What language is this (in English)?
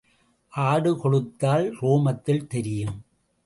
Tamil